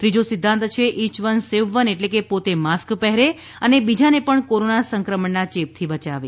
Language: Gujarati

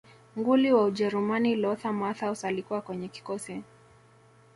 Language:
Swahili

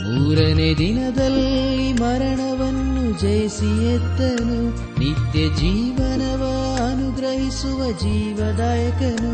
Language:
Kannada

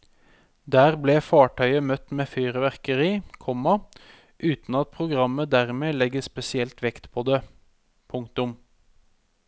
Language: Norwegian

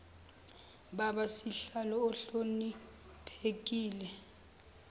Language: Zulu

